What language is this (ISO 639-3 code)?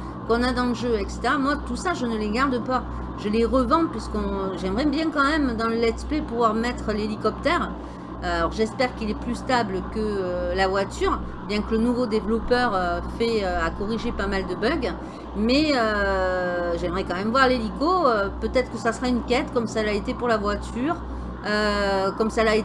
fra